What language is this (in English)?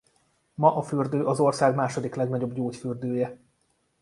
Hungarian